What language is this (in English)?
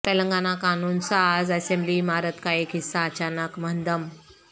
Urdu